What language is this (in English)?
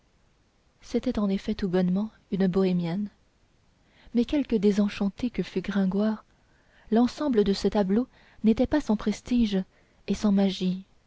French